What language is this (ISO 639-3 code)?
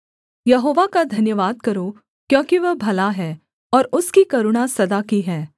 hin